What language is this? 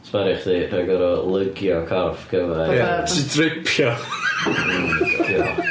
Welsh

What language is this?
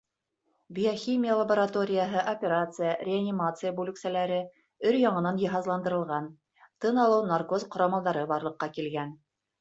Bashkir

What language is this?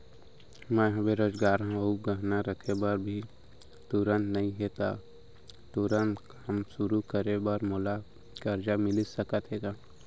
Chhattisgarhi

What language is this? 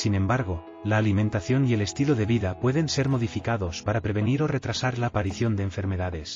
Spanish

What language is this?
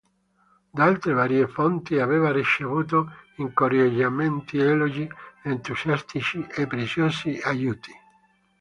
Italian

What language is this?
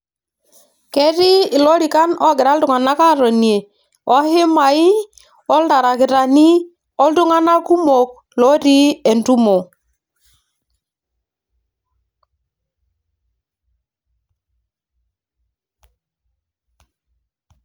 Masai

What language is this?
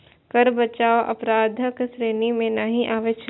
Maithili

